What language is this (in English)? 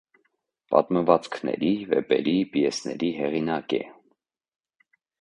Armenian